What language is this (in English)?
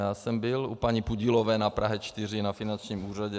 Czech